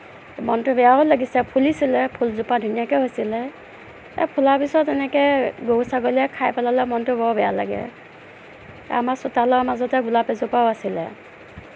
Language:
Assamese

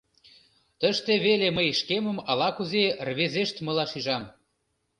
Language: Mari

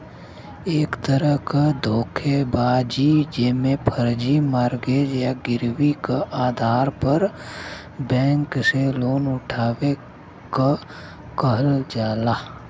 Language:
Bhojpuri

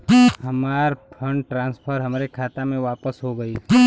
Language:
Bhojpuri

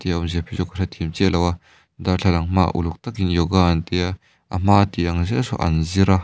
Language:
Mizo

